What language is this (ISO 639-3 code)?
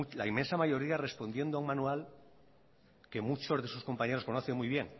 spa